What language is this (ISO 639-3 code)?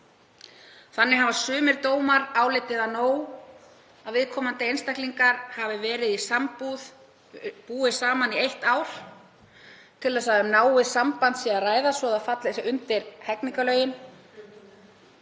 isl